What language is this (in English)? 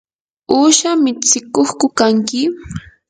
Yanahuanca Pasco Quechua